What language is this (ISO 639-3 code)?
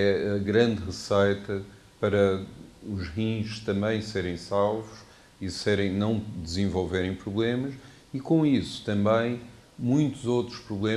por